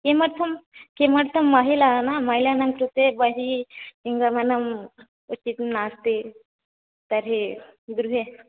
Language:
Sanskrit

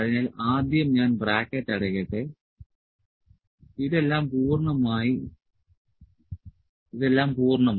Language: Malayalam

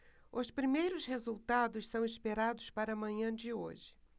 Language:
Portuguese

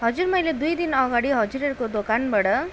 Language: Nepali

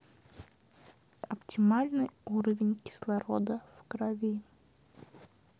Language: Russian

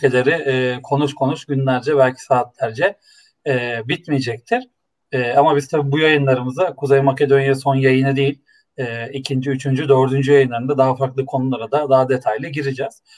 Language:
Turkish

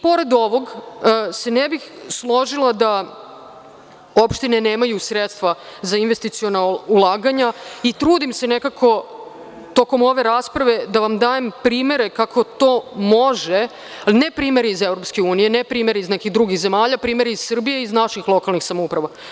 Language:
Serbian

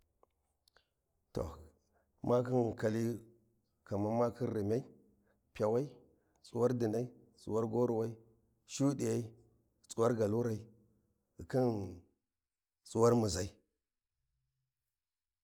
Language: Warji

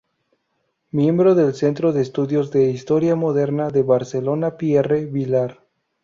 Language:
Spanish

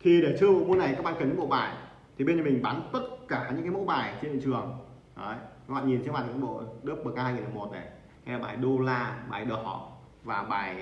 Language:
Vietnamese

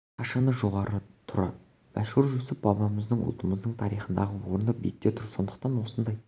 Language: Kazakh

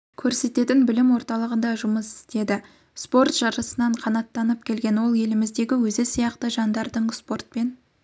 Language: Kazakh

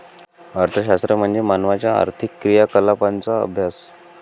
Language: Marathi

